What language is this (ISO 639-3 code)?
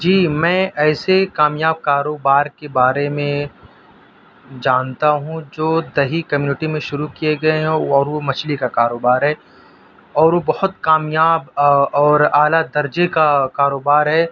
urd